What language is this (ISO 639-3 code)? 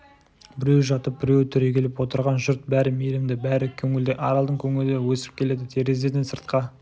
kaz